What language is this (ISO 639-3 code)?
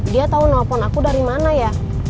ind